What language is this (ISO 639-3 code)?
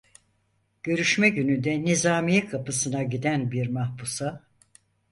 tur